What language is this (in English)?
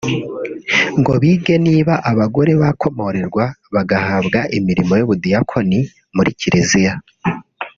Kinyarwanda